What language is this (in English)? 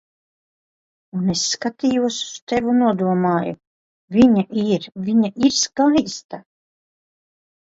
Latvian